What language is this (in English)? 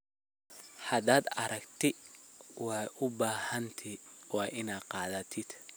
Somali